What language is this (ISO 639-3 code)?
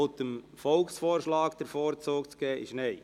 gsw